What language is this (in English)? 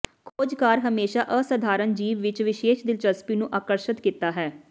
Punjabi